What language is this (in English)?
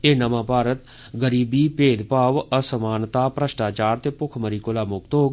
Dogri